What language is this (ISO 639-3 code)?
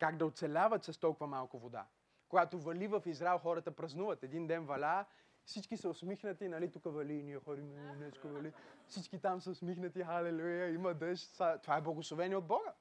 bul